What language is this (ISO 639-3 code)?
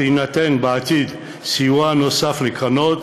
heb